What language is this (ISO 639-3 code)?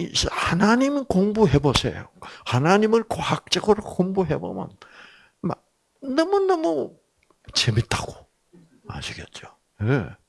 kor